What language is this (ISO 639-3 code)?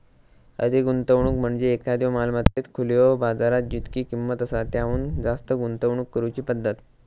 mar